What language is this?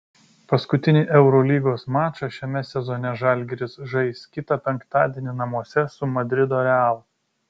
Lithuanian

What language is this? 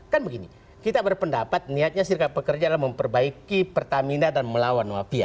Indonesian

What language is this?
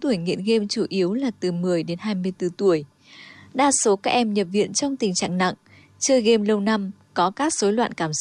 Vietnamese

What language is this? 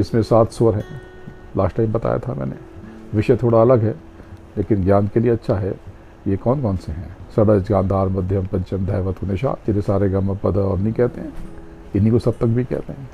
Hindi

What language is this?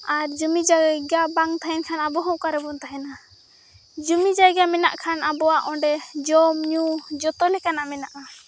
Santali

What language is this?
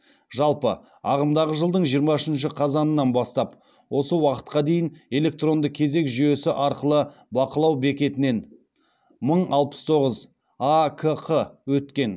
Kazakh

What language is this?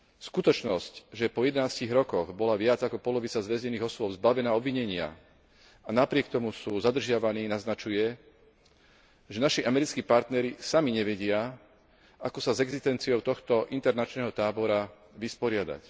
Slovak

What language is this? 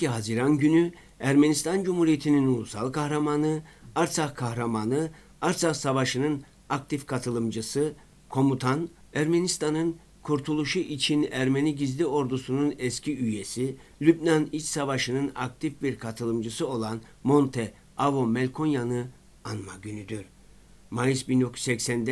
Turkish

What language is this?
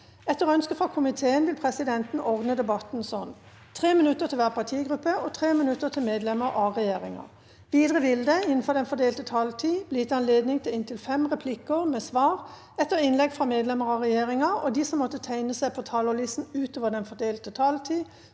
Norwegian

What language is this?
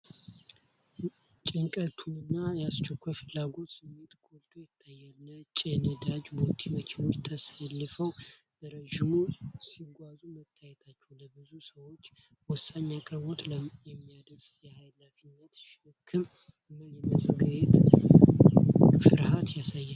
Amharic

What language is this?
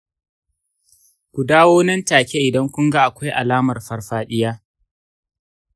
Hausa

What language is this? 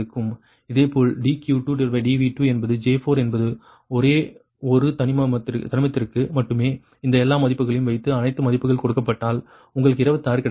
Tamil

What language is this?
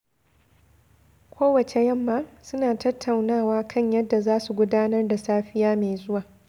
Hausa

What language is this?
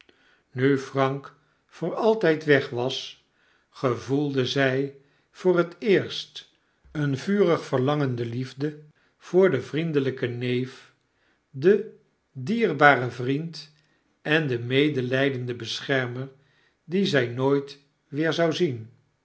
Dutch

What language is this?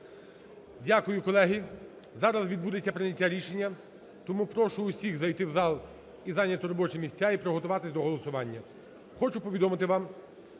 Ukrainian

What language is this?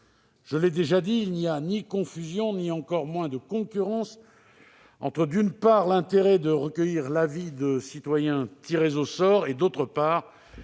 French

